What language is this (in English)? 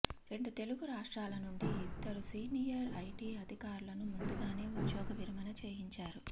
Telugu